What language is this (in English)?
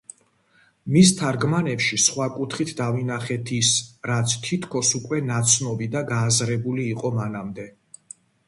Georgian